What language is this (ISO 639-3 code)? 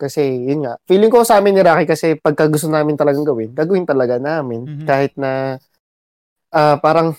fil